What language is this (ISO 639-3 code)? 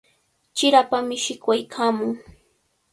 qvl